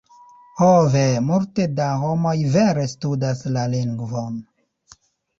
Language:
Esperanto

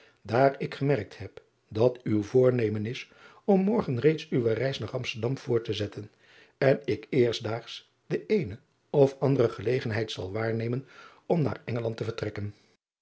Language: Dutch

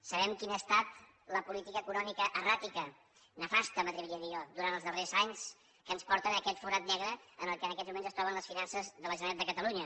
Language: Catalan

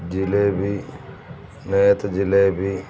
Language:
Telugu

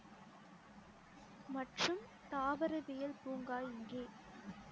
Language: Tamil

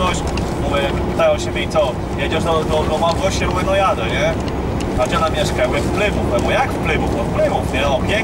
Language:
Polish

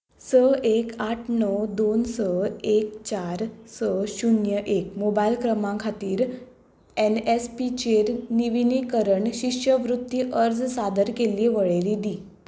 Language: Konkani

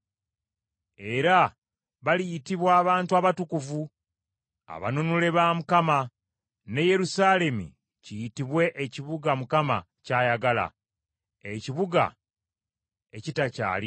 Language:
Ganda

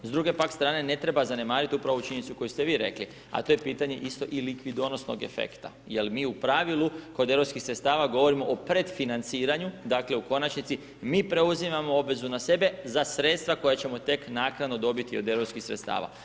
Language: Croatian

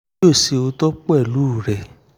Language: Yoruba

